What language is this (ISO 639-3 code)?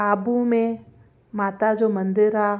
snd